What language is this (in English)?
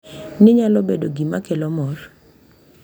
Luo (Kenya and Tanzania)